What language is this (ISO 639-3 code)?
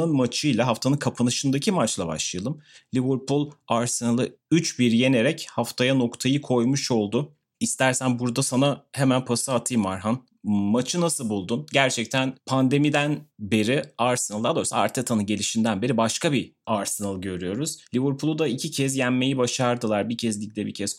tur